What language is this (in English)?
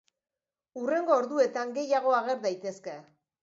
Basque